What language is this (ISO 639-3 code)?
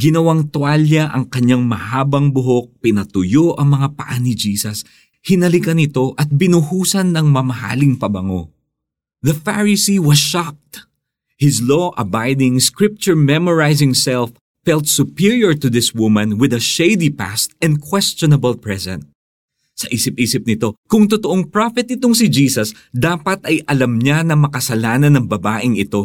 fil